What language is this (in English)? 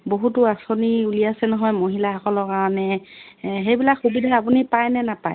Assamese